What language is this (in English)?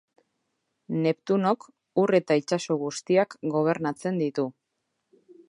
Basque